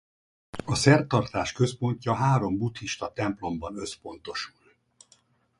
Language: Hungarian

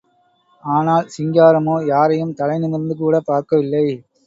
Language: Tamil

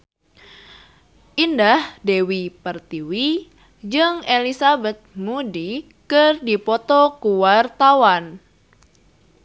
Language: Sundanese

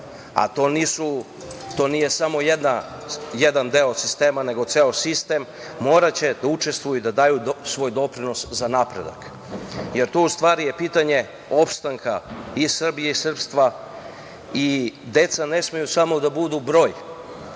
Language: Serbian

